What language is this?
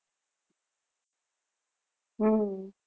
Gujarati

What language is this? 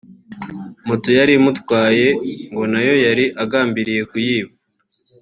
Kinyarwanda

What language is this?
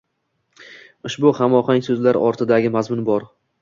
Uzbek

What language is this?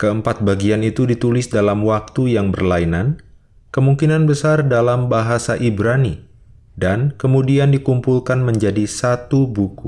Indonesian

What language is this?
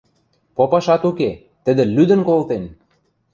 Western Mari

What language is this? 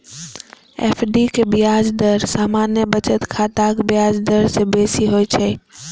Maithili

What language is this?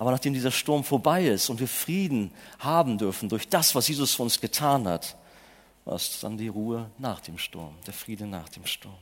German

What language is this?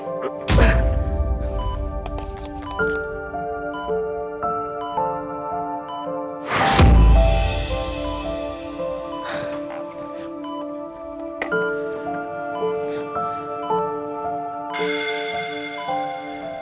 Indonesian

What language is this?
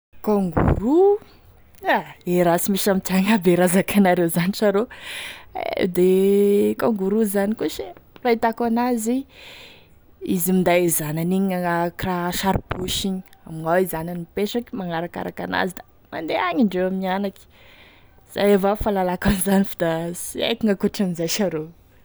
Tesaka Malagasy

